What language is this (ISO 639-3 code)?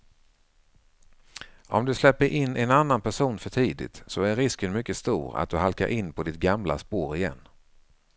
swe